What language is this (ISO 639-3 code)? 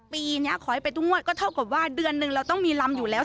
tha